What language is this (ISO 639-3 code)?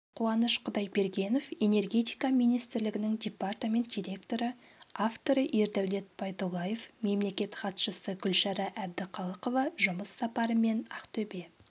kaz